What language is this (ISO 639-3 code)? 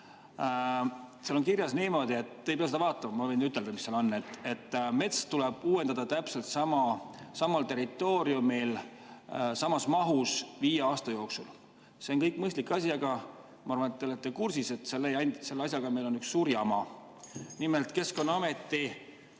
est